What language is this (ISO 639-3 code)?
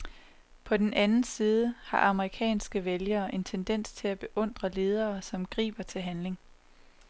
dan